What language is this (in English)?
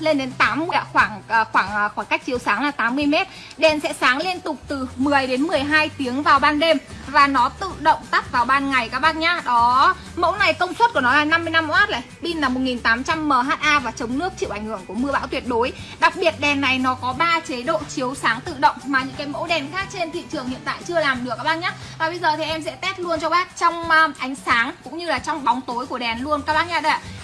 Vietnamese